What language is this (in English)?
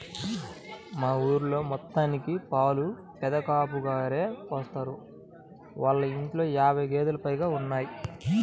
Telugu